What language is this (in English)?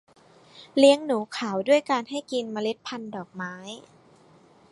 Thai